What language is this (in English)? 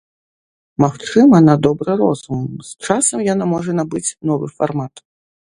Belarusian